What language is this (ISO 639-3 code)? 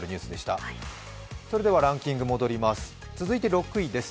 jpn